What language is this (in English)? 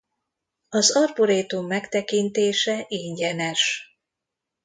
Hungarian